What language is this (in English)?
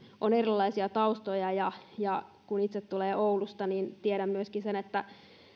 Finnish